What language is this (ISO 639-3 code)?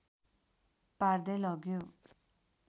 nep